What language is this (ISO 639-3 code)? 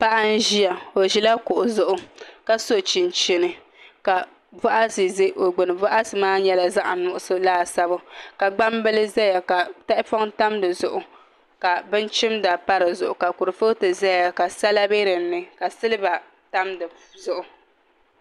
dag